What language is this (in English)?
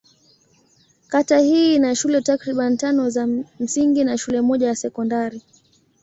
Swahili